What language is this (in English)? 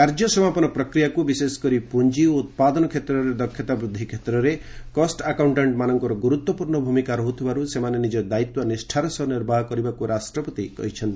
Odia